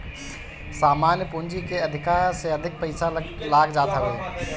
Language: Bhojpuri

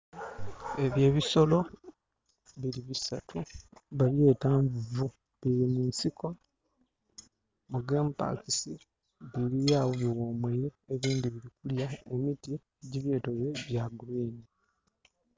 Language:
Soga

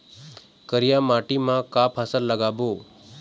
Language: Chhattisgarhi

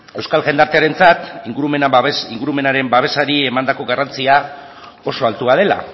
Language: Basque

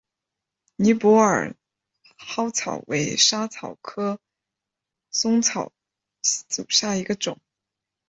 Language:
Chinese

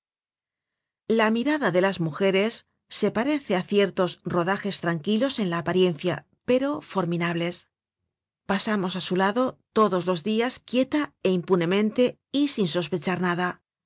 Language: Spanish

